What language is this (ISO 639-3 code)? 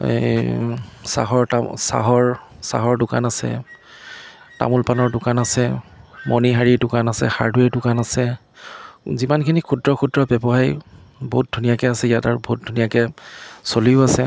asm